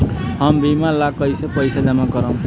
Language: Bhojpuri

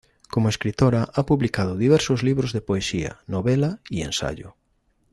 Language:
Spanish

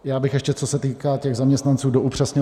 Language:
Czech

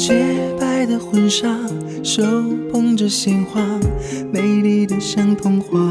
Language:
Chinese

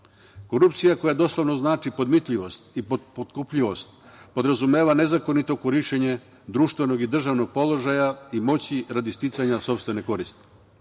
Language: Serbian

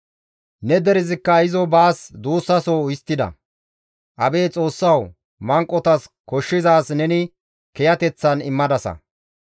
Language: Gamo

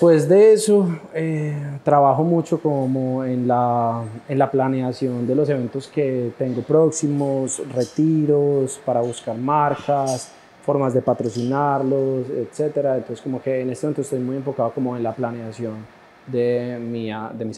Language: Spanish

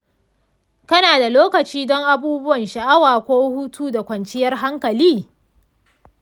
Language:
Hausa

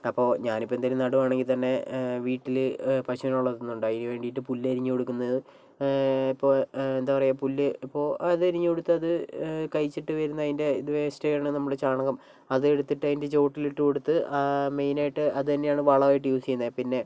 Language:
Malayalam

